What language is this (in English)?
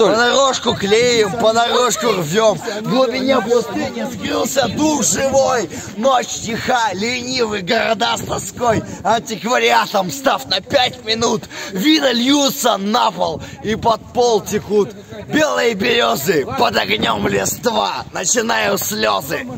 Russian